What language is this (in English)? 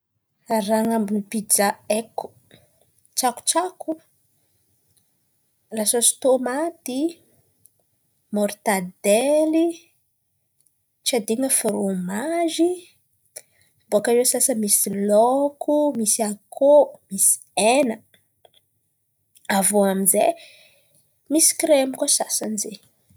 Antankarana Malagasy